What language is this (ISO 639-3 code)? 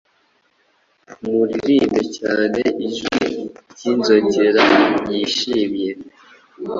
kin